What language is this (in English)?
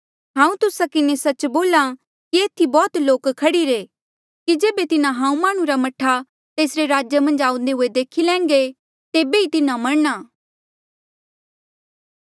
Mandeali